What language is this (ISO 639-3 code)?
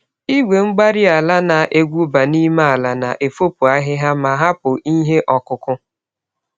ibo